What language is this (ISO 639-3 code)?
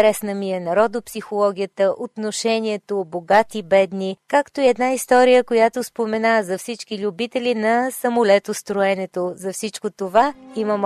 bul